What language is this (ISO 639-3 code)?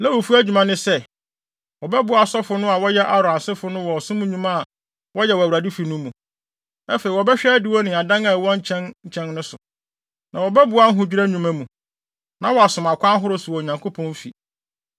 aka